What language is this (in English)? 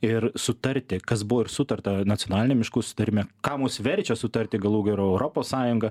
Lithuanian